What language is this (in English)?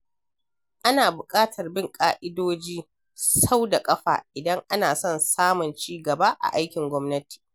Hausa